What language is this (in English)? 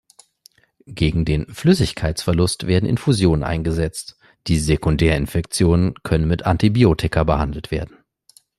German